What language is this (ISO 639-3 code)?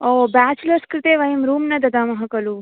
san